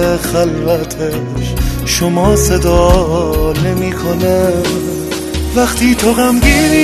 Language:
Persian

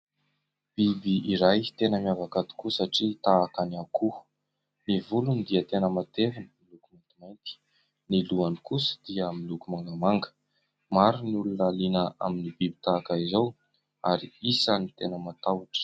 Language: Malagasy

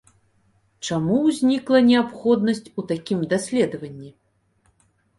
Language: Belarusian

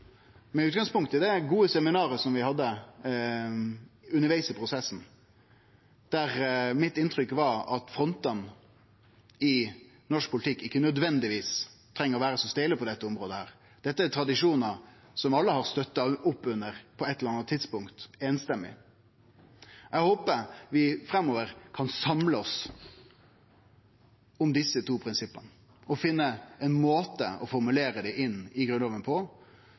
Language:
Norwegian Nynorsk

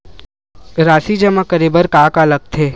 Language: Chhattisgarhi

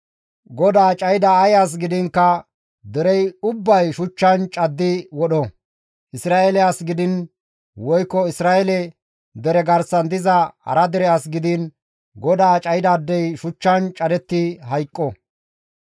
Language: Gamo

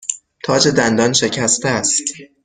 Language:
Persian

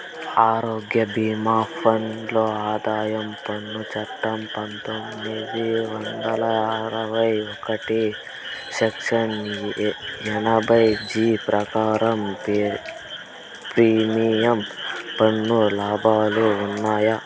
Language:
Telugu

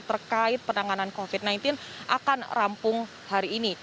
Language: Indonesian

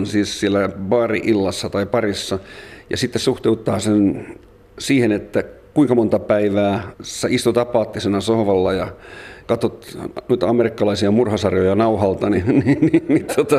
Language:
Finnish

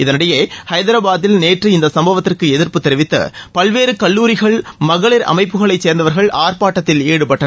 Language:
Tamil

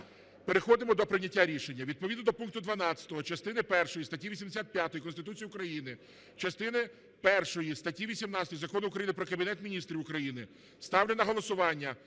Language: Ukrainian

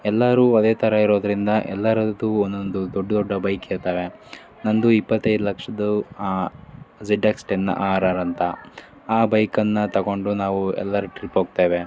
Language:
Kannada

